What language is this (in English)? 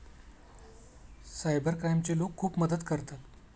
Marathi